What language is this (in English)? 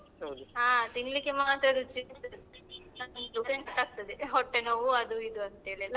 Kannada